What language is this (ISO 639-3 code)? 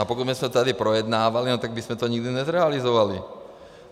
ces